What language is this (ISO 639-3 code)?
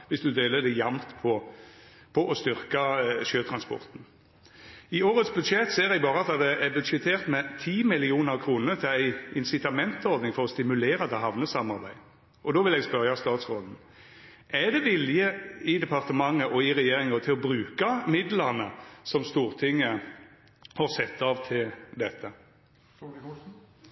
nno